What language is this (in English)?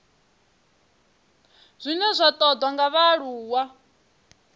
Venda